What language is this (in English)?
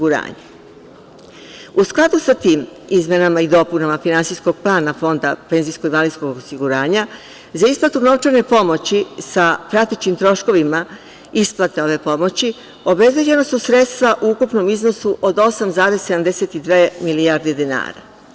Serbian